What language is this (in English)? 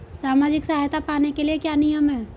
Hindi